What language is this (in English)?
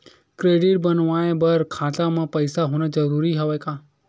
Chhattisgarhi